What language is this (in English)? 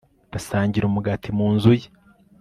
Kinyarwanda